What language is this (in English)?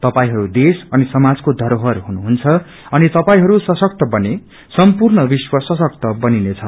Nepali